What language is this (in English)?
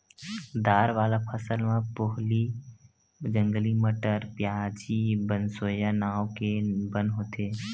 Chhattisgarhi